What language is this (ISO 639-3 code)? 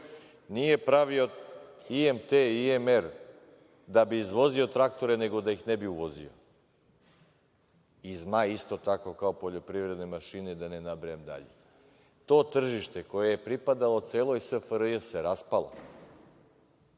srp